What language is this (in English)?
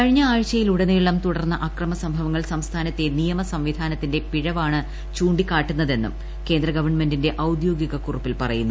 Malayalam